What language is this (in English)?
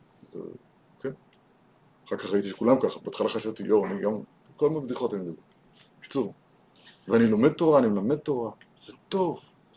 Hebrew